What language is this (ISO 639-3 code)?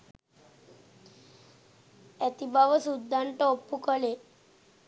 sin